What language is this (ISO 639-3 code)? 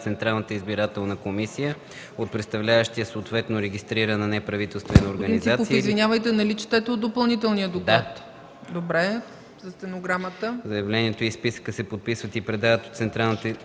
bul